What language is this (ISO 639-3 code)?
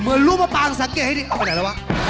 tha